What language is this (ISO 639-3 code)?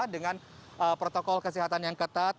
ind